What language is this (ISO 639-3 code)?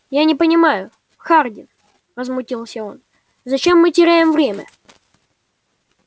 rus